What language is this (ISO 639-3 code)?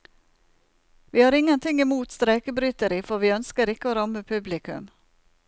nor